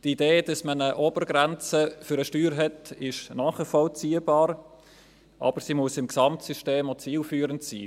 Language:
Swiss German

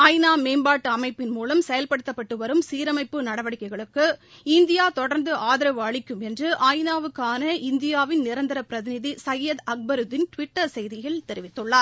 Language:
Tamil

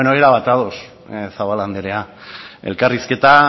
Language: Basque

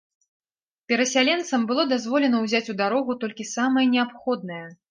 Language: Belarusian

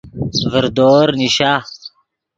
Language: Yidgha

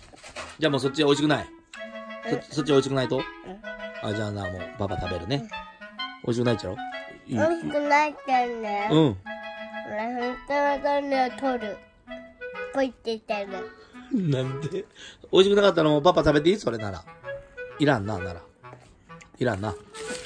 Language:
Japanese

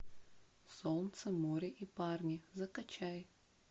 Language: Russian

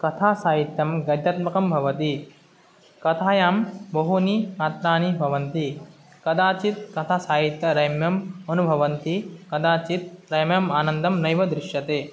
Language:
Sanskrit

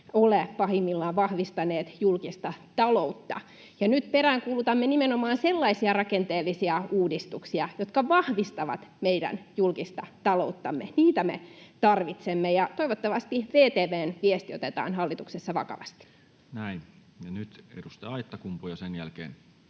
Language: Finnish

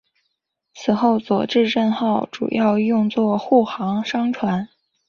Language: Chinese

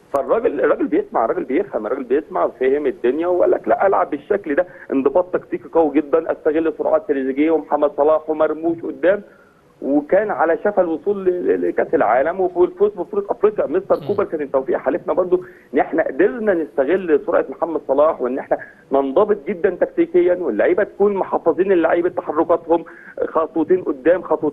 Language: Arabic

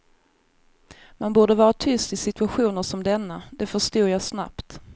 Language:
Swedish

